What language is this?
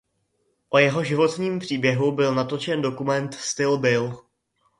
Czech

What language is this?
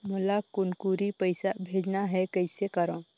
Chhattisgarhi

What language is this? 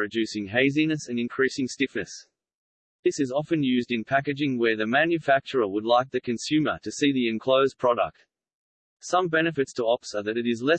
English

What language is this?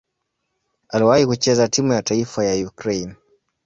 Swahili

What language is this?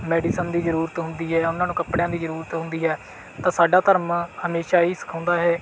Punjabi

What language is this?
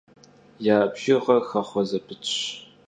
Kabardian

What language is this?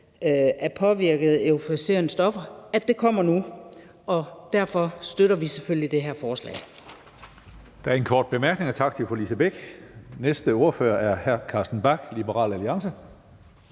Danish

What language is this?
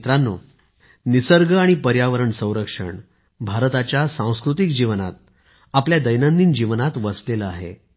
Marathi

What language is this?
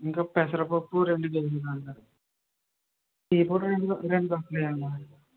Telugu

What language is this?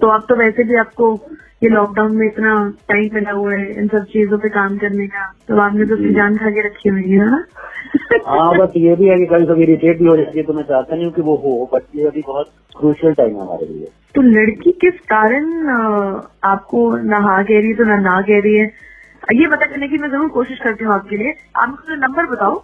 Hindi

